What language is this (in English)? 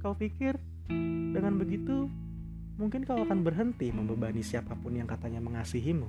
Indonesian